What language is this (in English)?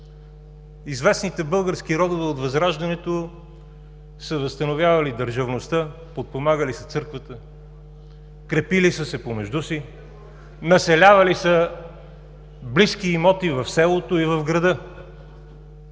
Bulgarian